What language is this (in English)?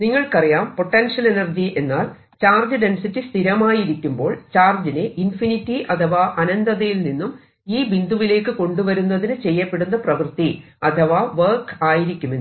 Malayalam